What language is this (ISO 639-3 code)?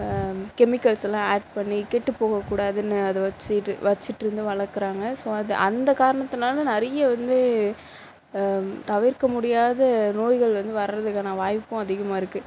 tam